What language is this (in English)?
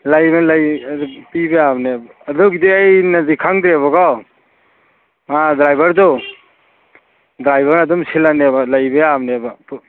Manipuri